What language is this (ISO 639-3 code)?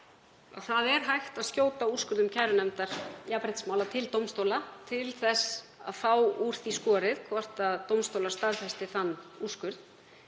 isl